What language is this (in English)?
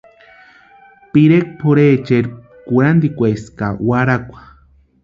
Western Highland Purepecha